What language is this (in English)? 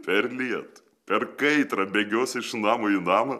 Lithuanian